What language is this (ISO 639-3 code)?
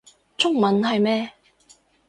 yue